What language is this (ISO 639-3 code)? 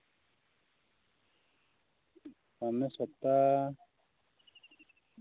sat